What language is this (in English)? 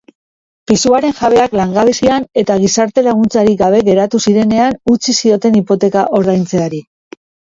Basque